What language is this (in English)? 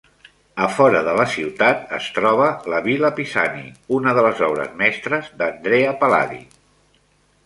Catalan